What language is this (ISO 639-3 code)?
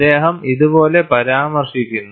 mal